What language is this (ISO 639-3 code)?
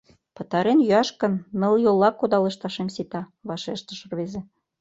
chm